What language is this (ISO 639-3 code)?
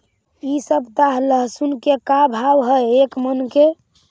mag